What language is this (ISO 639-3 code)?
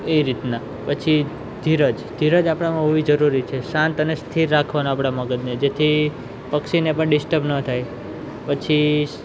guj